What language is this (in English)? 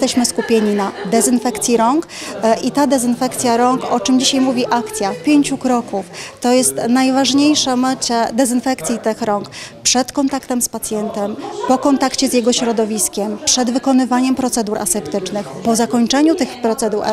Polish